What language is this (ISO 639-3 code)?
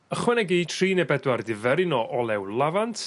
cym